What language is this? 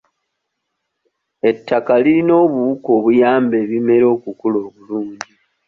Ganda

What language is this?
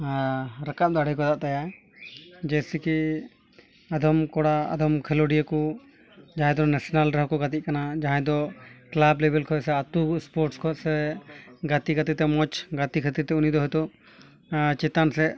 Santali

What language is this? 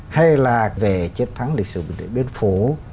Vietnamese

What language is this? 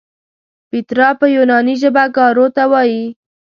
Pashto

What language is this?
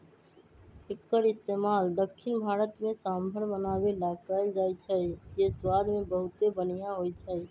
Magahi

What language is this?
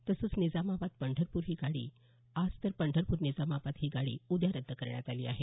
Marathi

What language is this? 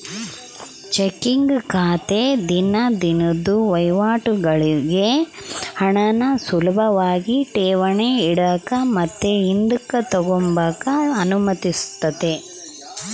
Kannada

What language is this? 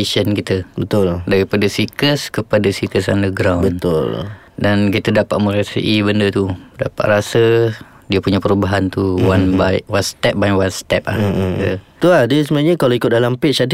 Malay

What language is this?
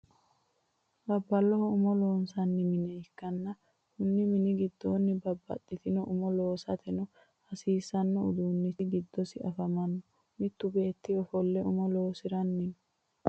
Sidamo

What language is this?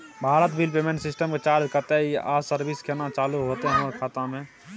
Maithili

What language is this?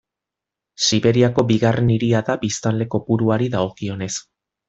Basque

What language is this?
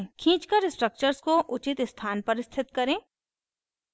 Hindi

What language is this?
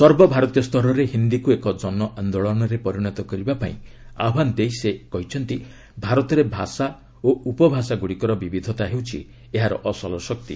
Odia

